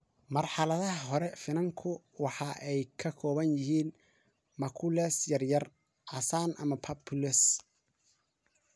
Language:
Somali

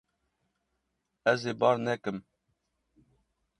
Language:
Kurdish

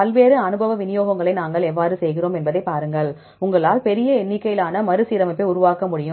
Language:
Tamil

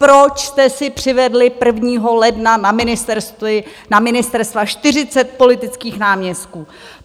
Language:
Czech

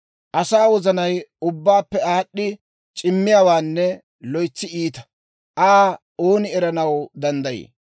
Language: Dawro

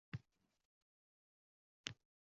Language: Uzbek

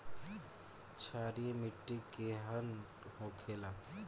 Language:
Bhojpuri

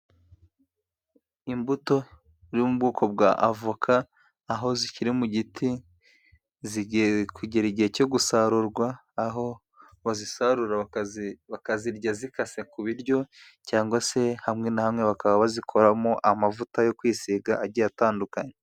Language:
Kinyarwanda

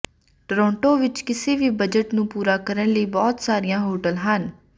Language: Punjabi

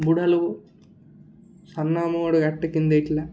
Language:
Odia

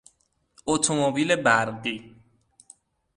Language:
Persian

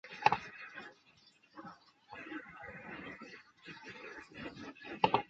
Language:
Chinese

